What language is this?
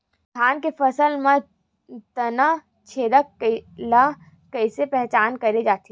Chhattisgarhi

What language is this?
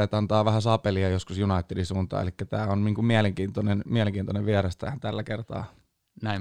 Finnish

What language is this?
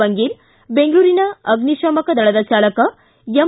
Kannada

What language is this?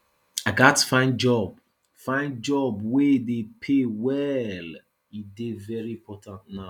Nigerian Pidgin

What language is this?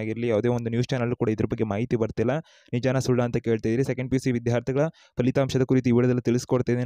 Hindi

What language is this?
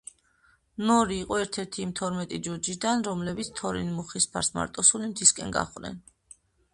Georgian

